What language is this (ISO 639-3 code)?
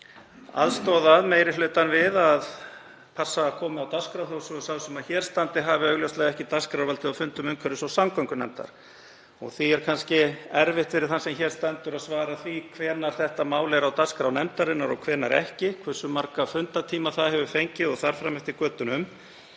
isl